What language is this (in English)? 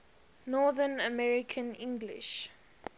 English